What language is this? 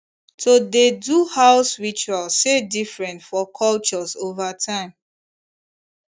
Nigerian Pidgin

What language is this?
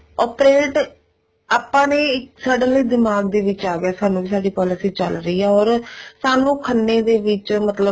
Punjabi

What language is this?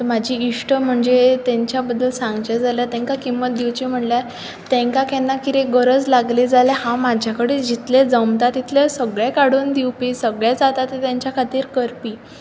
Konkani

